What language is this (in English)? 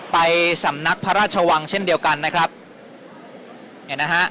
Thai